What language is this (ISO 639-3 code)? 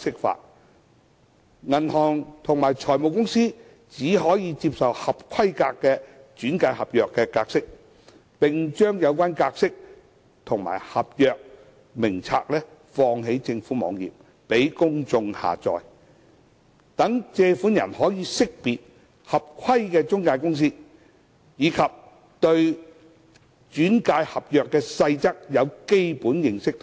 yue